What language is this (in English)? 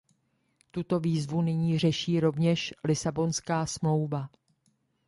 Czech